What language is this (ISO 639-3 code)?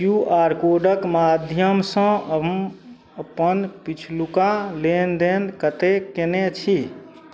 mai